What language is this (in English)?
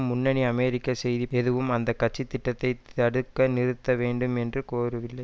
Tamil